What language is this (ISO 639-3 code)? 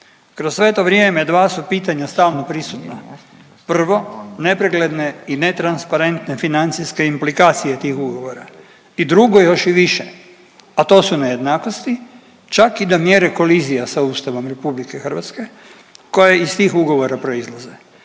hrv